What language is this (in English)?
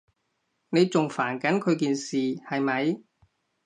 Cantonese